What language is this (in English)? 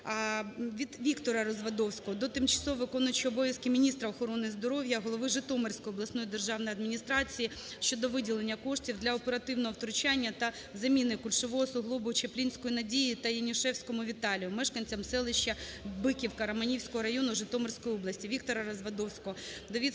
Ukrainian